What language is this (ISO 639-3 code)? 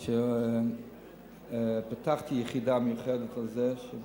heb